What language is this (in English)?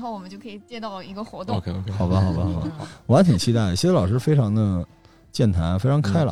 Chinese